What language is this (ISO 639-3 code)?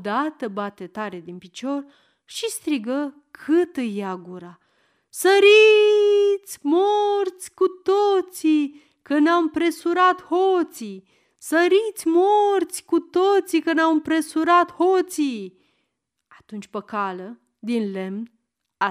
ron